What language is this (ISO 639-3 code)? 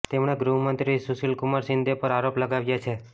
guj